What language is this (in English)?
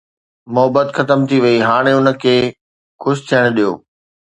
Sindhi